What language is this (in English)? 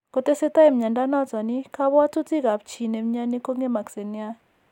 Kalenjin